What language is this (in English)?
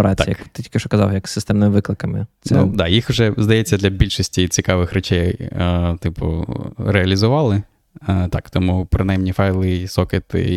Ukrainian